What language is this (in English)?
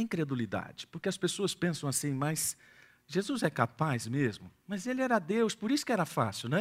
Portuguese